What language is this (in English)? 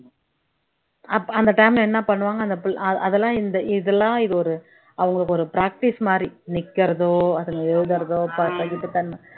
Tamil